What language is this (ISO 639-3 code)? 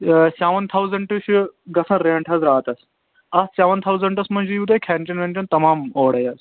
kas